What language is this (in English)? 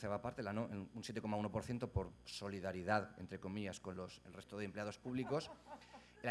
Spanish